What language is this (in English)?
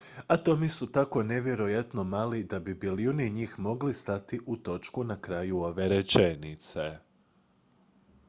Croatian